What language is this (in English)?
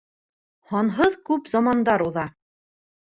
Bashkir